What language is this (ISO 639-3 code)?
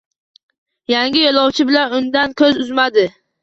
uzb